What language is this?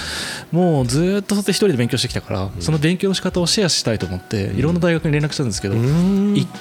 Japanese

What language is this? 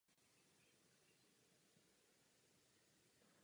Czech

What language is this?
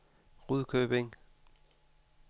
Danish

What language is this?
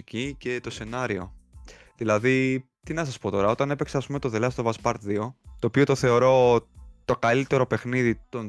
Greek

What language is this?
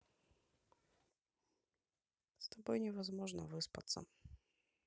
Russian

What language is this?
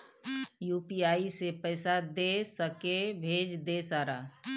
Maithili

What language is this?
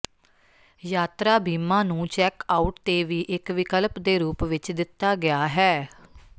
Punjabi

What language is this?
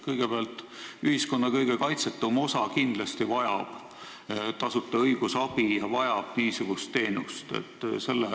Estonian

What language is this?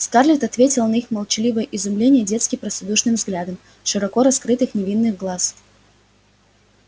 Russian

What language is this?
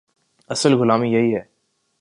Urdu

